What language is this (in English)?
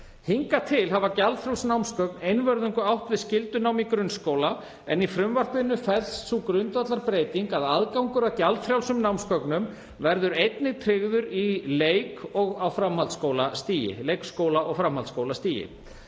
Icelandic